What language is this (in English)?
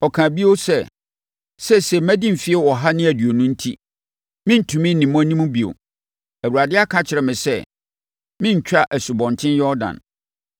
Akan